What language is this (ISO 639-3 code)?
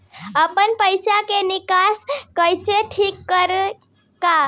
bho